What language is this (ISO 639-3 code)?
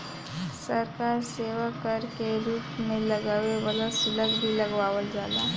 bho